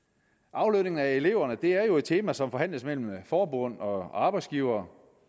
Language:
Danish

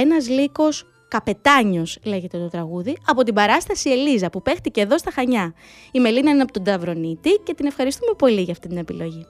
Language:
Greek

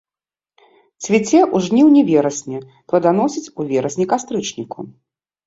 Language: Belarusian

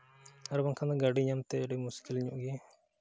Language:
Santali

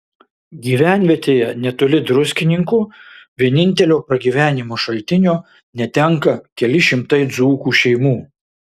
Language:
Lithuanian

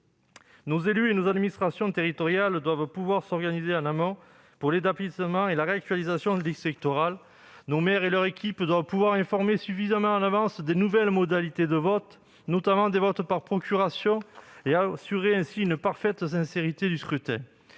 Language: French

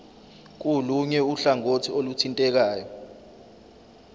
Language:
Zulu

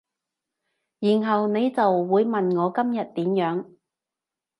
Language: Cantonese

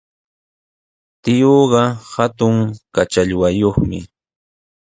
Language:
Sihuas Ancash Quechua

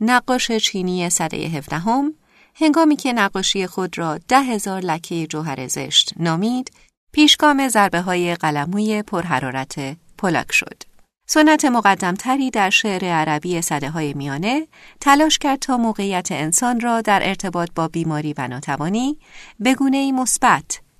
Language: Persian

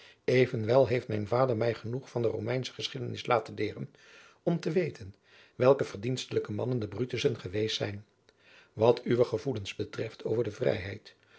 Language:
Dutch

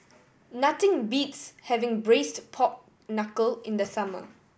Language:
English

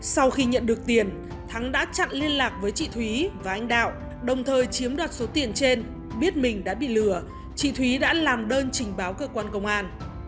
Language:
Vietnamese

